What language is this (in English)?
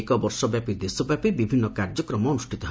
Odia